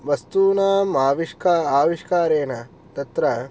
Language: Sanskrit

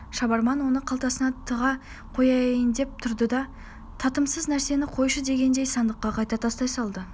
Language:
Kazakh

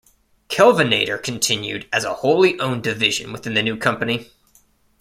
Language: English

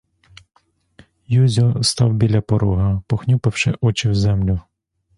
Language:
Ukrainian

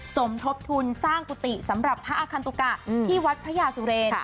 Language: Thai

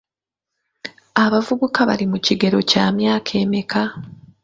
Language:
Ganda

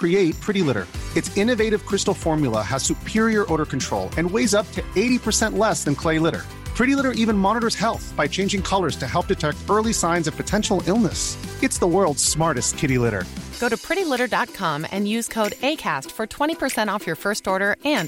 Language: Persian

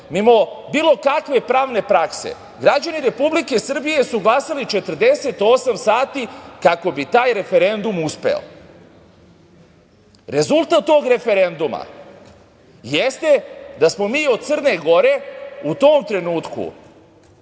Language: Serbian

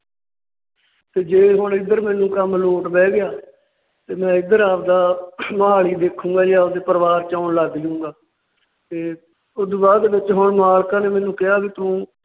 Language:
Punjabi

